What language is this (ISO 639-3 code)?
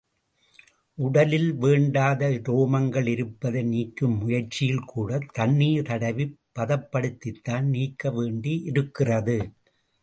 tam